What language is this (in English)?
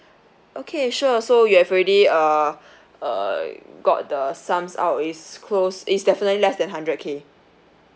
English